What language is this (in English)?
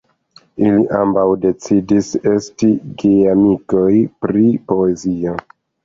Esperanto